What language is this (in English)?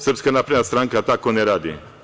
Serbian